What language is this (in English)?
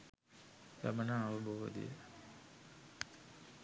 Sinhala